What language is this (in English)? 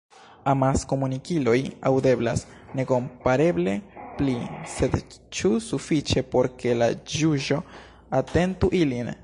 Esperanto